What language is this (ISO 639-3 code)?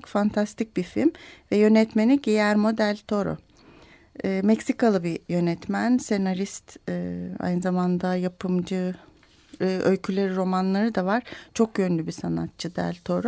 tur